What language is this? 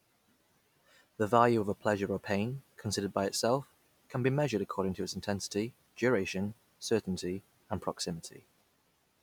English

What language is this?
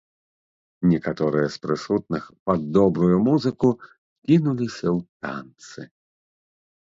Belarusian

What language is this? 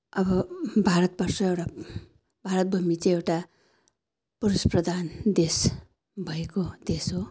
Nepali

